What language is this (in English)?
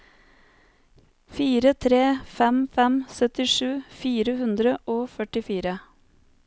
Norwegian